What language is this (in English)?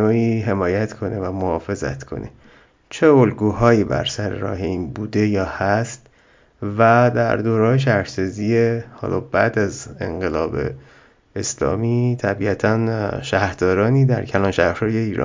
Persian